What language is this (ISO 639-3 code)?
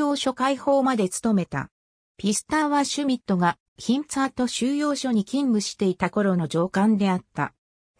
jpn